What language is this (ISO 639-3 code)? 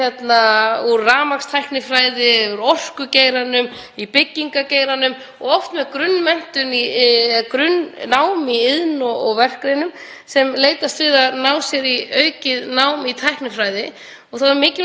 isl